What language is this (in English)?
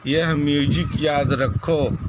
Urdu